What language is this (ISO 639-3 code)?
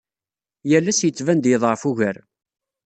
kab